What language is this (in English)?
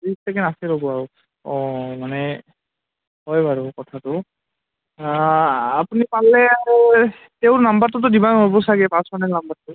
Assamese